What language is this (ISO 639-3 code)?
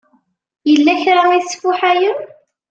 kab